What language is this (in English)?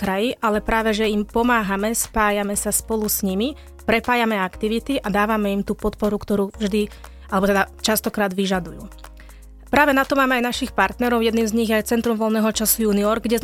Slovak